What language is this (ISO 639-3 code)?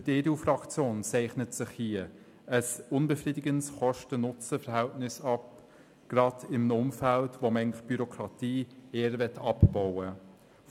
gsw